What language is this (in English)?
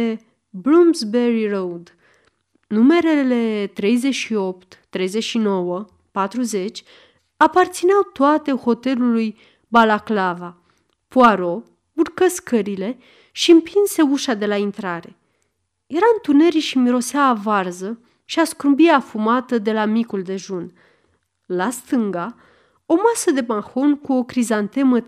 Romanian